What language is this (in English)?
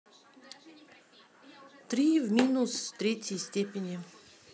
Russian